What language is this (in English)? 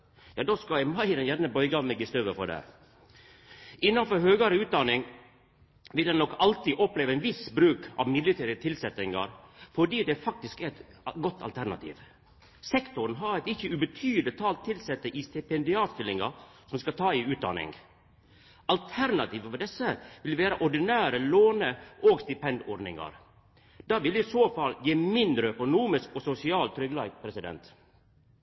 Norwegian Nynorsk